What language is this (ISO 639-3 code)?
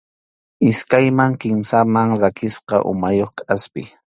qxu